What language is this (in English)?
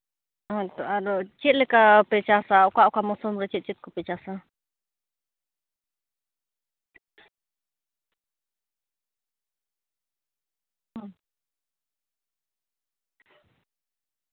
Santali